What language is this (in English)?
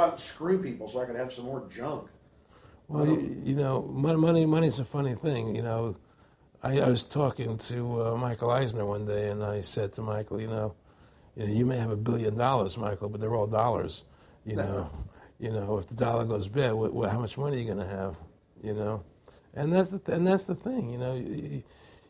English